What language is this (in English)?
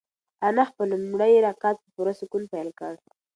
Pashto